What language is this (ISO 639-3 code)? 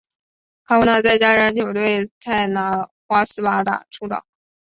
zho